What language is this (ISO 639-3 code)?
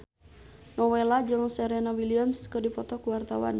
sun